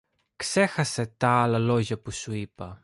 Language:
Greek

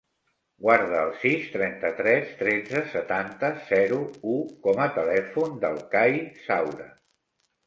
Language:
Catalan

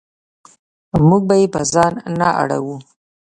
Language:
Pashto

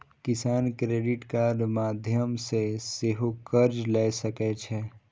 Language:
Maithili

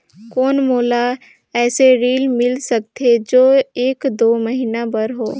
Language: Chhattisgarhi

